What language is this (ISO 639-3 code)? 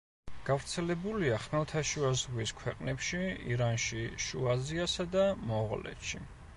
kat